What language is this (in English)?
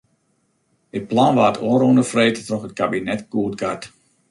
Western Frisian